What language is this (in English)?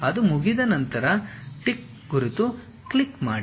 Kannada